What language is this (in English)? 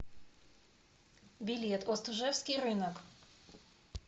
Russian